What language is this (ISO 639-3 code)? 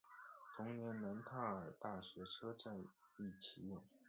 zho